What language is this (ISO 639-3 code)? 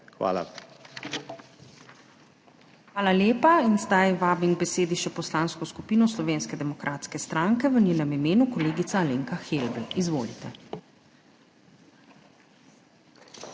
slv